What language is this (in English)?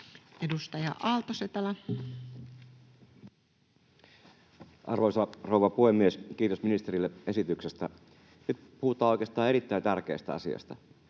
Finnish